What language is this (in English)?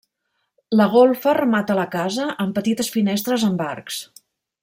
Catalan